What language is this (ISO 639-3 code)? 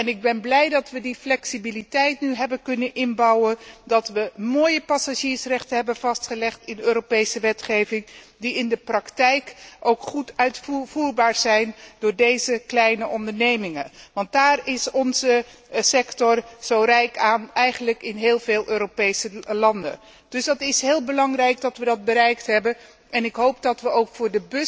nld